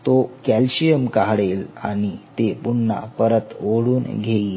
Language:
Marathi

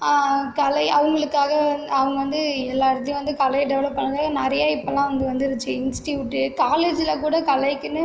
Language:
Tamil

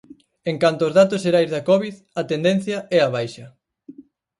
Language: Galician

